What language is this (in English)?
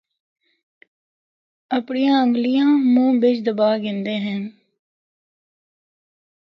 Northern Hindko